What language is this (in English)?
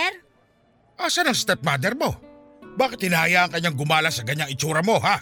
Filipino